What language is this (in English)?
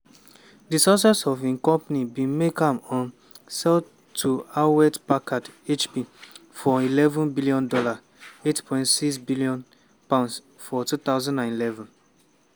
Nigerian Pidgin